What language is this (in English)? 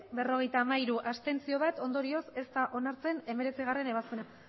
Basque